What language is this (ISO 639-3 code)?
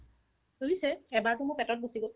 asm